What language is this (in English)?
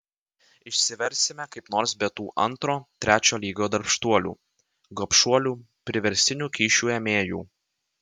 Lithuanian